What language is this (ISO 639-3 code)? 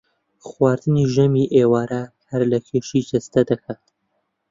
ckb